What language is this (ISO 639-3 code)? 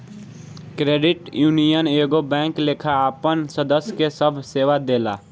bho